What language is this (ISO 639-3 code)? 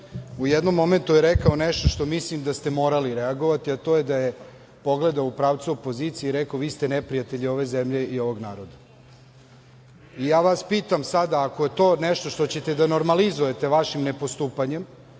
srp